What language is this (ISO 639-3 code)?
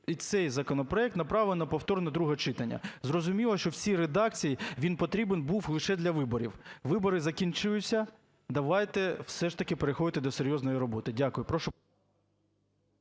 ukr